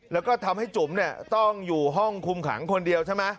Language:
Thai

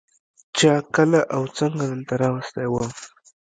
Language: Pashto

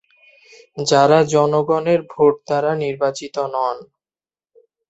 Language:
Bangla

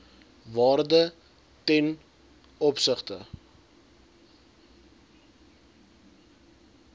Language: Afrikaans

